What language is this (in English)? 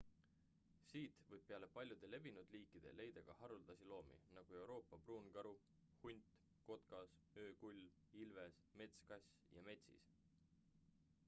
Estonian